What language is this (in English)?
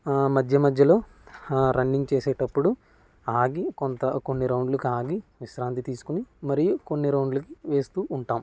Telugu